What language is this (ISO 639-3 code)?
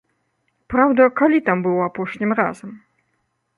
bel